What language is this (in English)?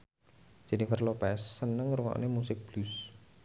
Javanese